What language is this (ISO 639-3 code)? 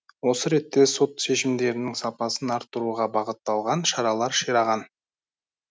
kaz